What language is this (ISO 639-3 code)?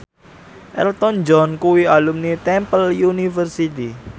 jav